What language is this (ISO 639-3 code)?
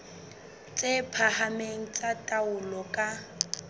sot